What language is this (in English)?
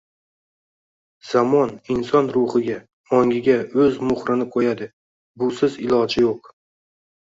Uzbek